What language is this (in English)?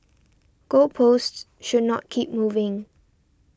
English